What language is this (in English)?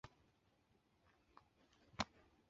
Chinese